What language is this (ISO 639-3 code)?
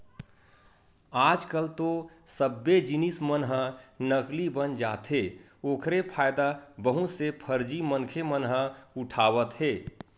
hne